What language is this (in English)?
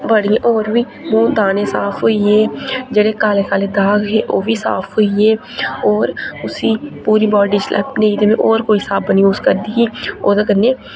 Dogri